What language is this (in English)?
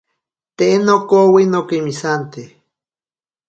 Ashéninka Perené